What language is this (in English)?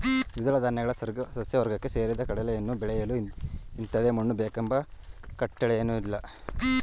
Kannada